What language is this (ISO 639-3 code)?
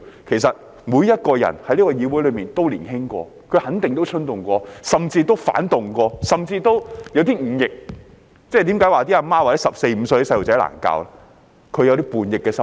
yue